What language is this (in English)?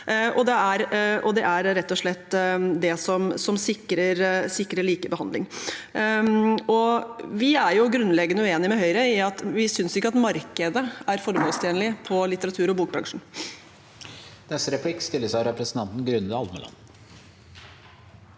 Norwegian